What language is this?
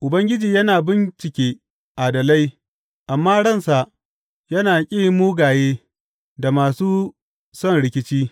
Hausa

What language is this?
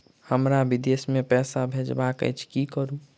Maithili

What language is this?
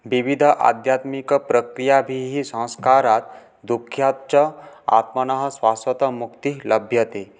Sanskrit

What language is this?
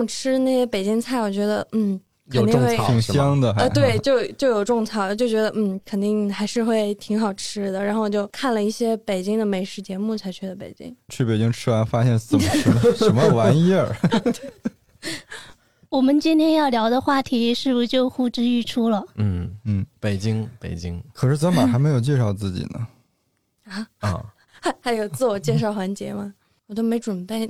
Chinese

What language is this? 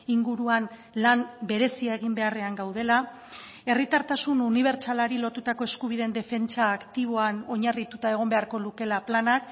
Basque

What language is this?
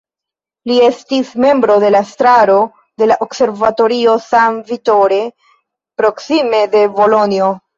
Esperanto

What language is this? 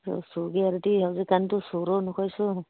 Manipuri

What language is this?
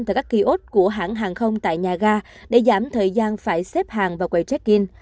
Vietnamese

